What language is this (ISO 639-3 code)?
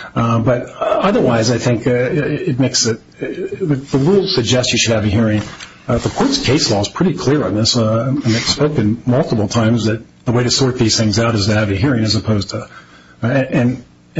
eng